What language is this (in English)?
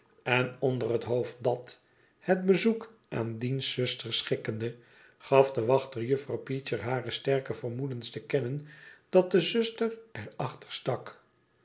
Dutch